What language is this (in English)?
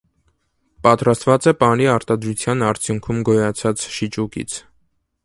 Armenian